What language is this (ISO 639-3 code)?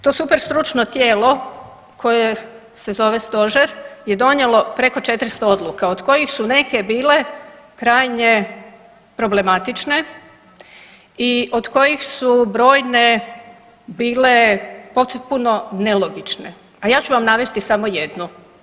hrv